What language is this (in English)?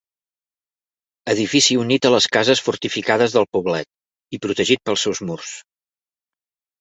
Catalan